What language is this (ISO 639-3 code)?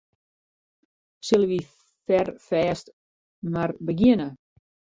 fry